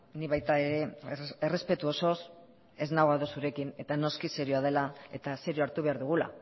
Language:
Basque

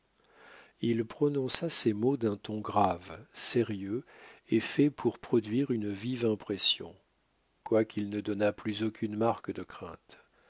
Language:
French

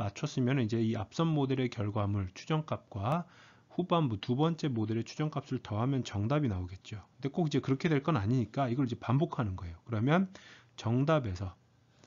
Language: Korean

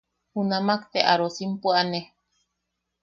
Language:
Yaqui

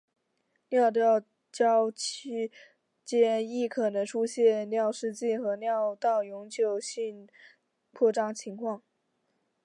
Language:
Chinese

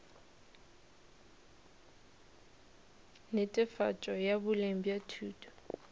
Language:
Northern Sotho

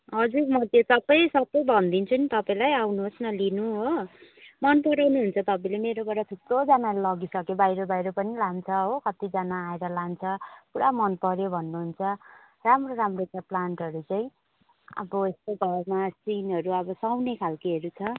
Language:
Nepali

